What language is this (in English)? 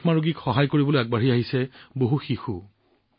Assamese